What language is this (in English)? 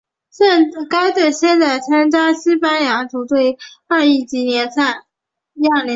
Chinese